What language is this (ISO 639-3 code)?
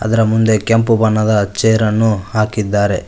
kan